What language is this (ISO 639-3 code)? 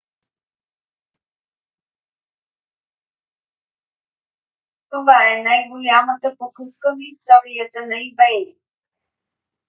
bul